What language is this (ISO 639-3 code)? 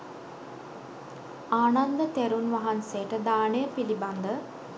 sin